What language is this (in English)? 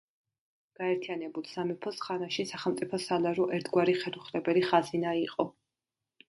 Georgian